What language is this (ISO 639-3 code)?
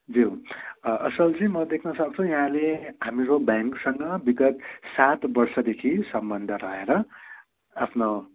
nep